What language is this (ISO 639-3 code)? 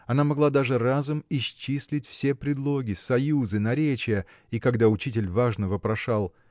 rus